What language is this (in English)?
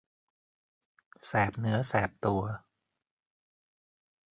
Thai